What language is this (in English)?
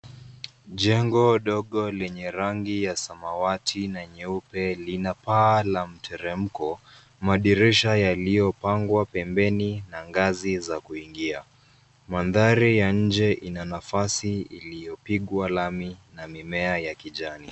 Swahili